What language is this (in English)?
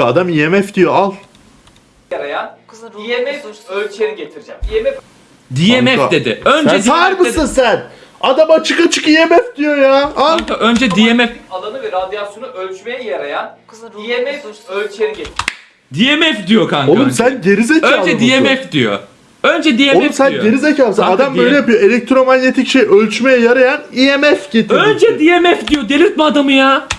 Turkish